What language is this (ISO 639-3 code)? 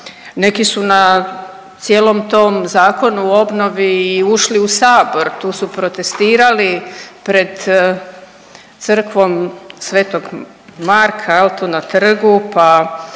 hrv